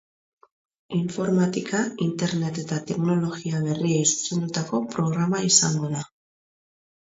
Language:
Basque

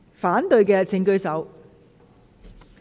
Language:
Cantonese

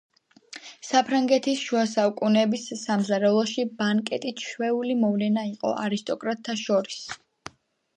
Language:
Georgian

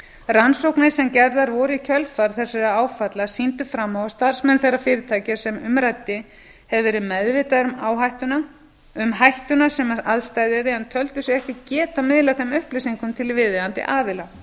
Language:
Icelandic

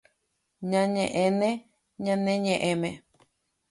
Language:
Guarani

